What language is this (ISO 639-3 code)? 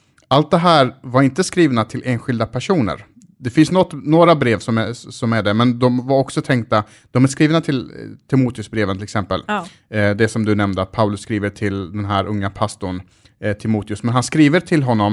swe